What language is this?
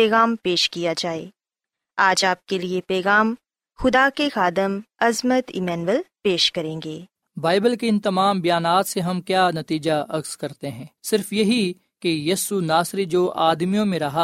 Urdu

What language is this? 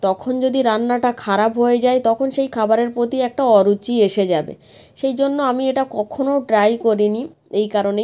Bangla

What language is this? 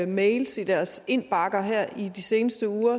Danish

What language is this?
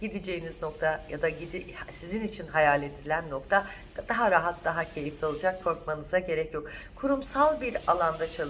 Turkish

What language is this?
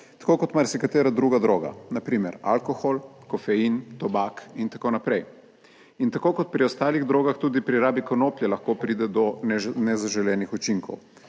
Slovenian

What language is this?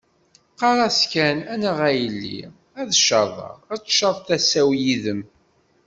Kabyle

